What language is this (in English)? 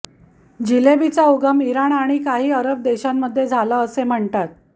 Marathi